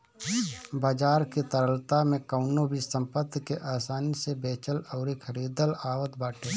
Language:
Bhojpuri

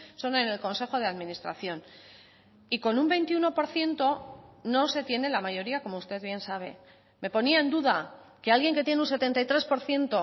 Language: Spanish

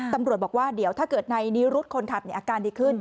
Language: Thai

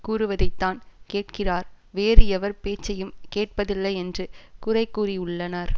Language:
Tamil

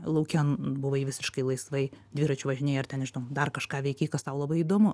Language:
Lithuanian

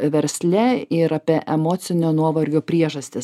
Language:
Lithuanian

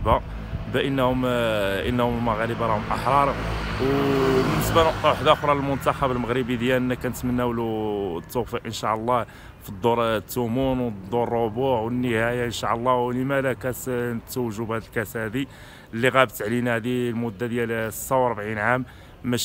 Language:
Arabic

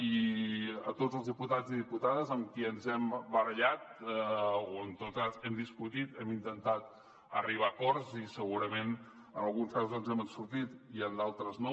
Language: Catalan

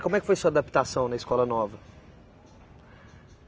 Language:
Portuguese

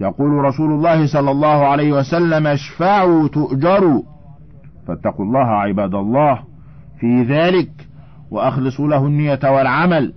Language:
Arabic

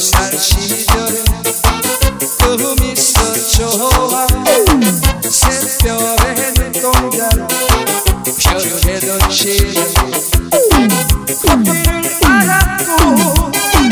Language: Korean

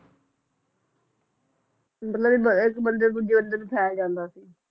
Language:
Punjabi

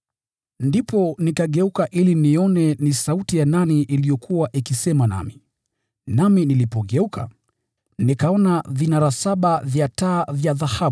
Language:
Swahili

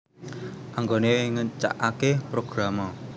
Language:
Javanese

